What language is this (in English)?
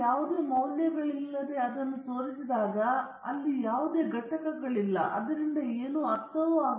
Kannada